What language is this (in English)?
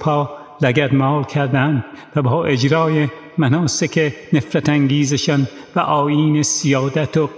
Persian